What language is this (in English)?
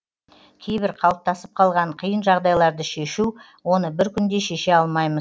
Kazakh